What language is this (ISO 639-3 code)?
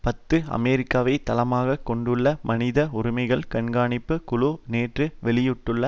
tam